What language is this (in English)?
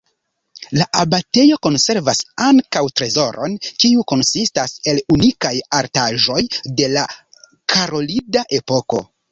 Esperanto